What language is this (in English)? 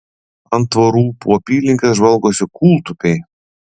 Lithuanian